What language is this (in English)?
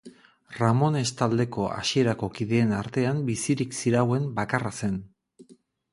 Basque